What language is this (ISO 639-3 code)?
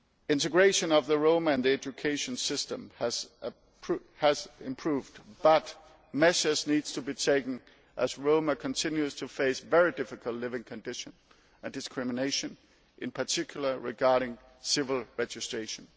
eng